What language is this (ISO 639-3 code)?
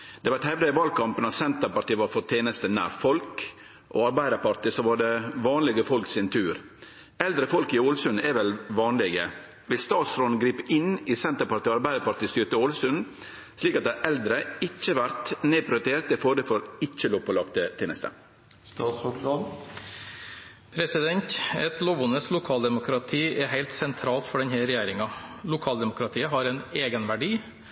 nor